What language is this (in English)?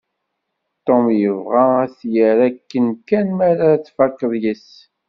Kabyle